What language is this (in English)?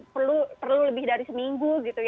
Indonesian